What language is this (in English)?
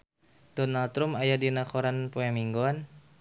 Sundanese